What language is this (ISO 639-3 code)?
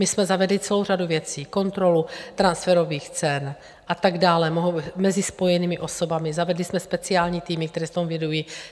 ces